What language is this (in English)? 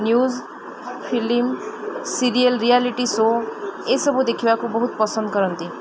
Odia